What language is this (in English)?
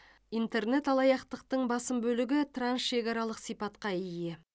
Kazakh